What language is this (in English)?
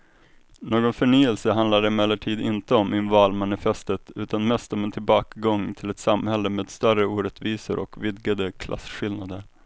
Swedish